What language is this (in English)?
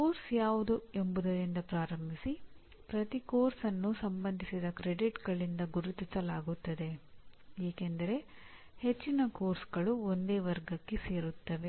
Kannada